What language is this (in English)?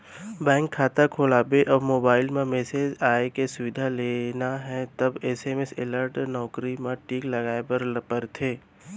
Chhattisgarhi